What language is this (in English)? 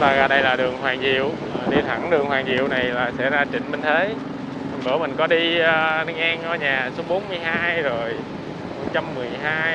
Vietnamese